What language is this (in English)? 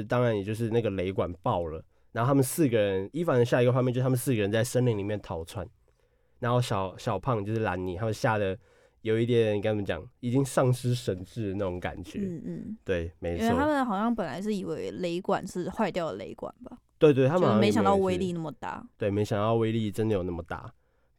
Chinese